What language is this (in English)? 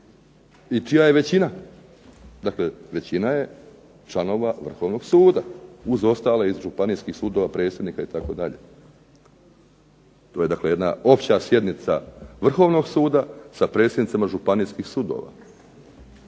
Croatian